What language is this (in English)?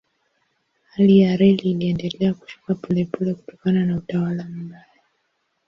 Swahili